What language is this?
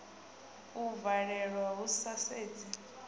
Venda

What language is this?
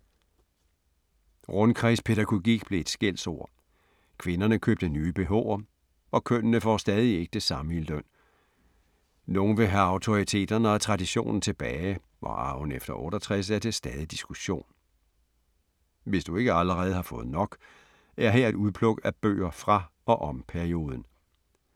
Danish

